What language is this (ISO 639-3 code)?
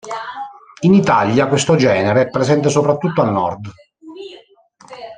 ita